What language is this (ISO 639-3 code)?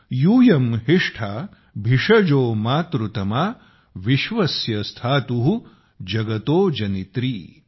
mar